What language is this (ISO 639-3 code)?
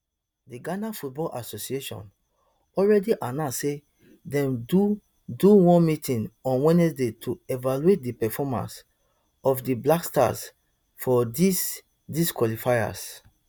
pcm